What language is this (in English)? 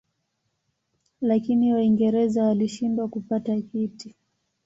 Swahili